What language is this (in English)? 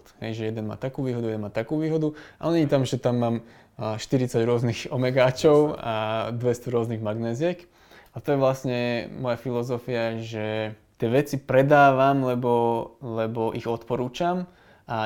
Slovak